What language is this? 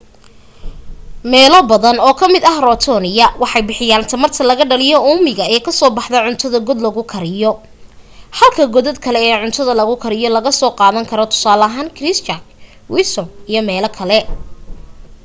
Somali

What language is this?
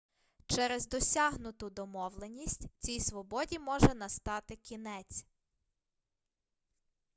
Ukrainian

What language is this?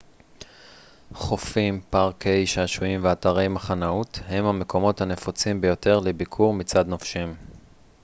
Hebrew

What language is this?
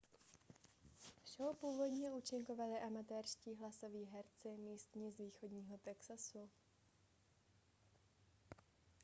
Czech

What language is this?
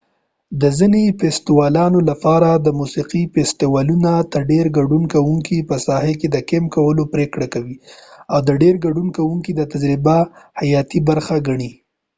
Pashto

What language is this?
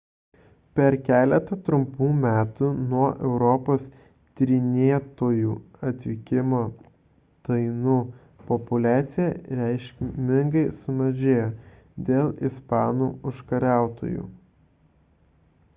Lithuanian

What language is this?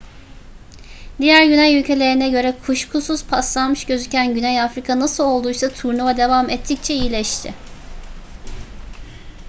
Turkish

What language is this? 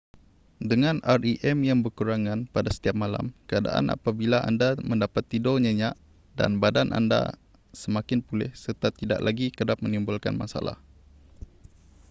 Malay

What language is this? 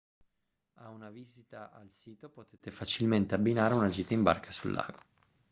Italian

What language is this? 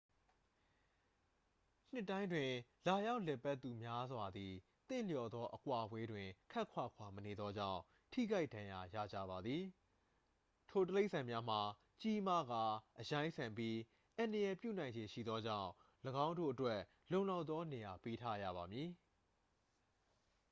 Burmese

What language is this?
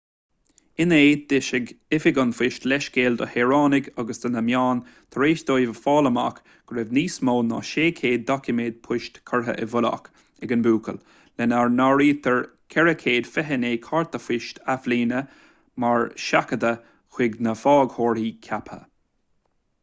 Irish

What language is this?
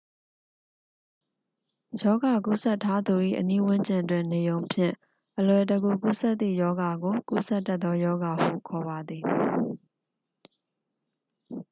Burmese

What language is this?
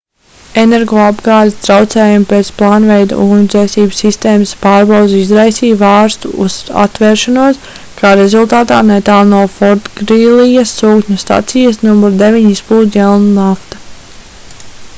Latvian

